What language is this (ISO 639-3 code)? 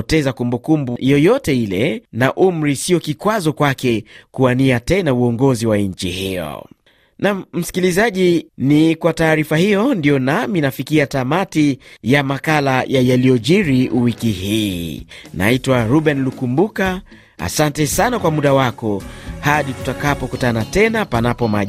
swa